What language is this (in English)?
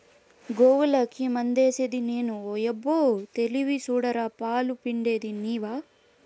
Telugu